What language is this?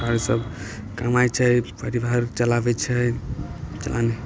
Maithili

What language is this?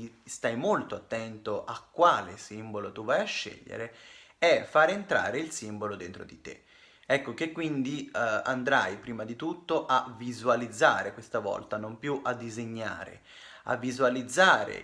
Italian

